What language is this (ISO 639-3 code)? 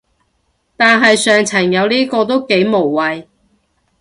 yue